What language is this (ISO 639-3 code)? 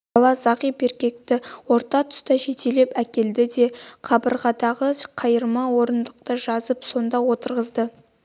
kaz